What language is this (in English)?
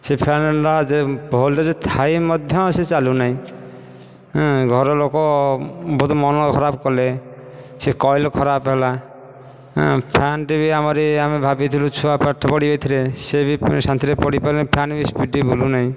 Odia